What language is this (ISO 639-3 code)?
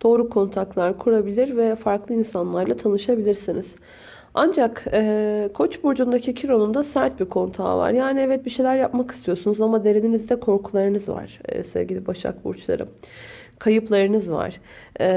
tur